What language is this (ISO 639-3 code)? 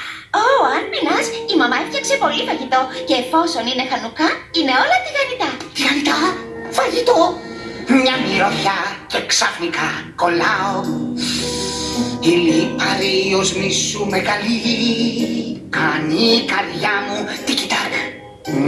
ell